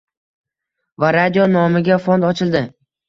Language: Uzbek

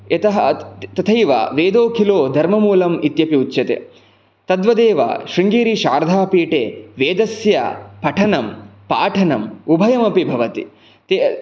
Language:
Sanskrit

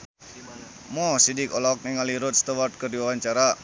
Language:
Sundanese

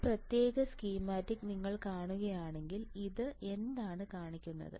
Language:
Malayalam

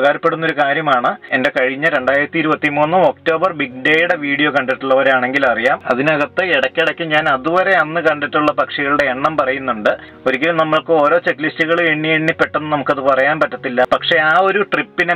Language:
Malayalam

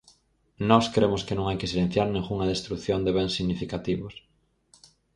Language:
Galician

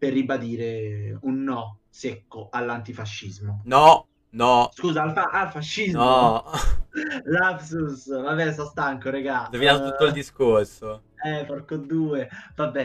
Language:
Italian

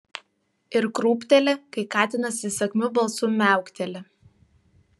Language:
Lithuanian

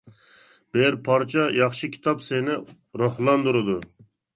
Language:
Uyghur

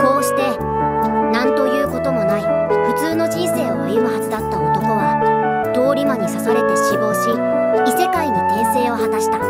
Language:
Japanese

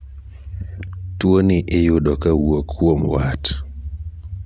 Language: Luo (Kenya and Tanzania)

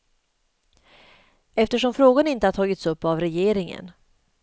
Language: Swedish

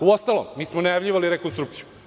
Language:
Serbian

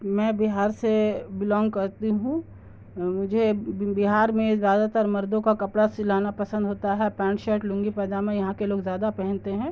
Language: Urdu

